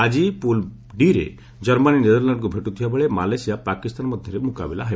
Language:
Odia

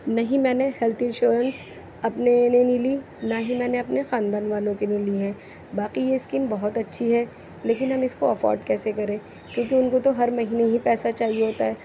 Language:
Urdu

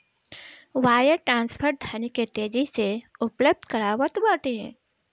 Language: Bhojpuri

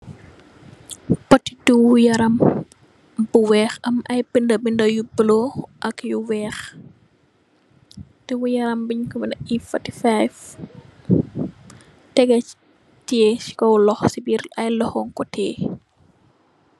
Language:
Wolof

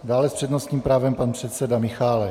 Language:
Czech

